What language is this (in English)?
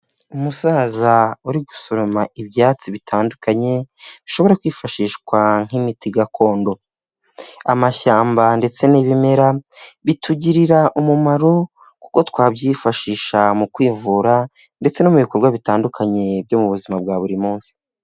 Kinyarwanda